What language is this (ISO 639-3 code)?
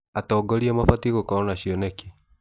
kik